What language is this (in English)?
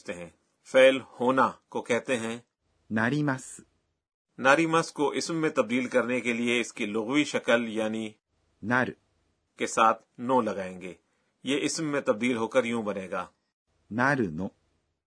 Urdu